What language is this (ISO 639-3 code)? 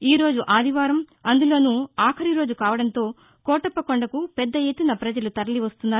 tel